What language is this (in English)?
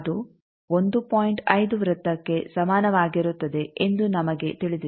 Kannada